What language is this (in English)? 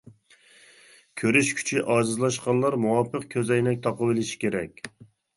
Uyghur